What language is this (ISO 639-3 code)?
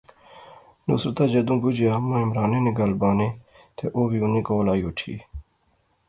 phr